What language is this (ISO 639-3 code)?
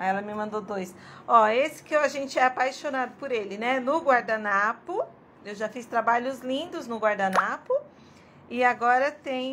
por